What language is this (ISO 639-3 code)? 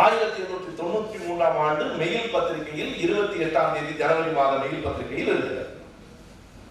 tam